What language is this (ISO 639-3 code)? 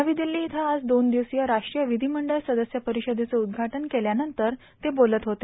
mar